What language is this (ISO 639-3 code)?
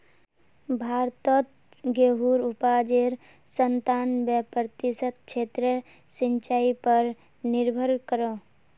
mag